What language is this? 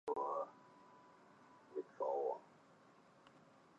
Chinese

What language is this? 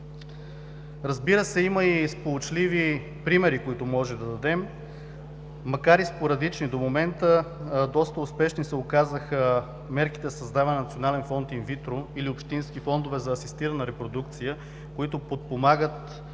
Bulgarian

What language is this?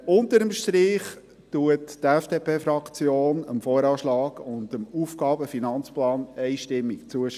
Swiss German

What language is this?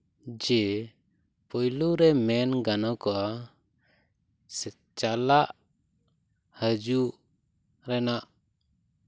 Santali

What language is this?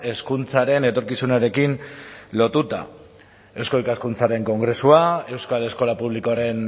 Basque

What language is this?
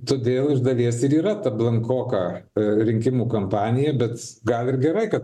Lithuanian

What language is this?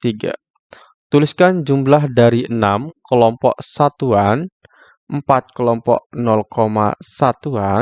Indonesian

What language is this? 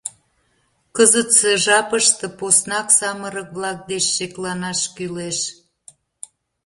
Mari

